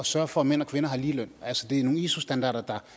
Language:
Danish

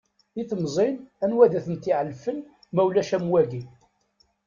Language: Kabyle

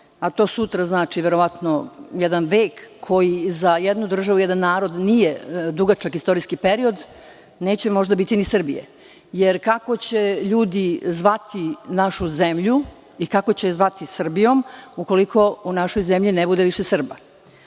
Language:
Serbian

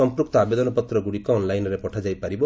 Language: Odia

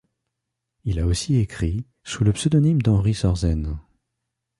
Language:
French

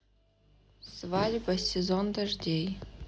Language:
Russian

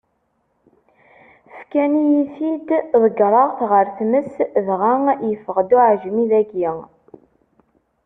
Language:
Kabyle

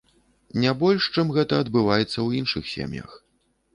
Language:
Belarusian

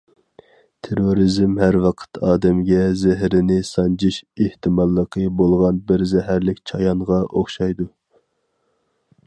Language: Uyghur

